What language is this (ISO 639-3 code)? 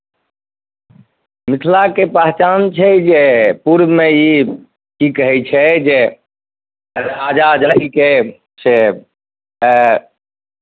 mai